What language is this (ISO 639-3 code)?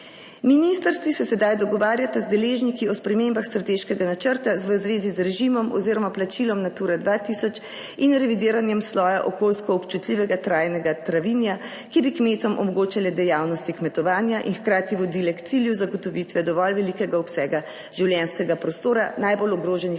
slv